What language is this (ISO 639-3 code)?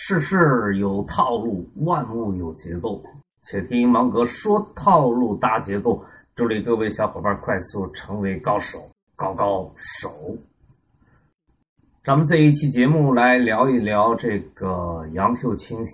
zho